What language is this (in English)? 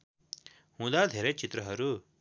Nepali